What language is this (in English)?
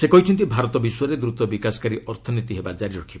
Odia